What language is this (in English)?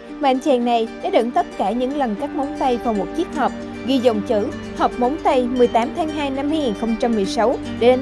Vietnamese